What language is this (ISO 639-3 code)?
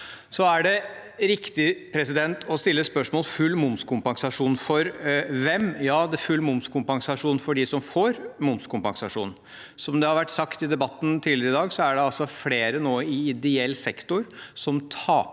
nor